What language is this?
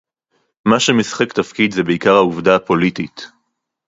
Hebrew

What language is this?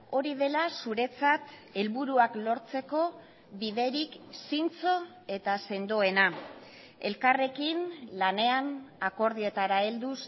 Basque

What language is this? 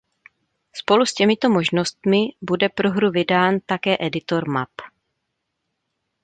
Czech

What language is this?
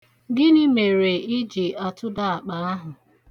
Igbo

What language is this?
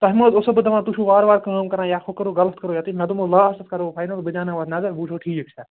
Kashmiri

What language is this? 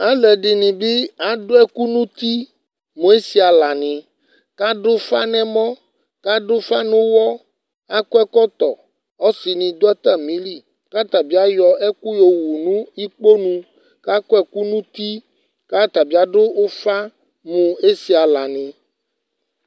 Ikposo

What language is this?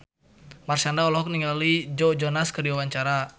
Sundanese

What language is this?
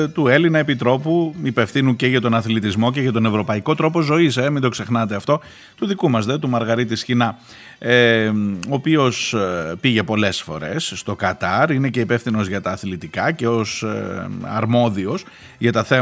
Greek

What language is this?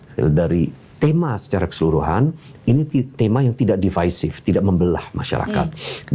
Indonesian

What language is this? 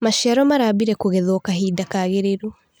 Kikuyu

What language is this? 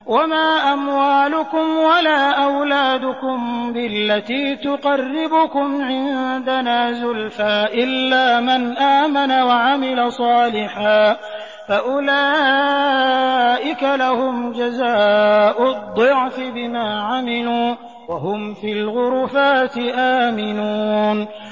Arabic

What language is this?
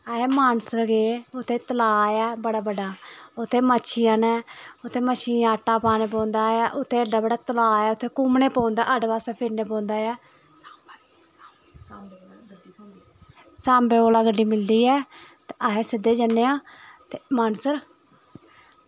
Dogri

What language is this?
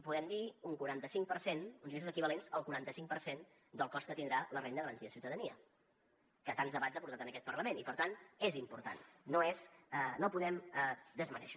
Catalan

